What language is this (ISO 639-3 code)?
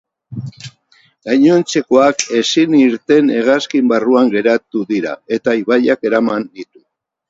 eus